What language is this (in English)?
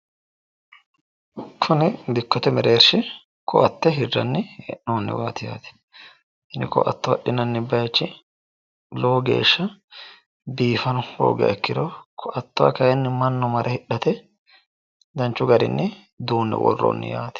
Sidamo